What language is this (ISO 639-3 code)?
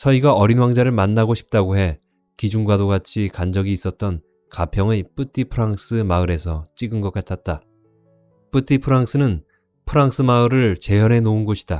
kor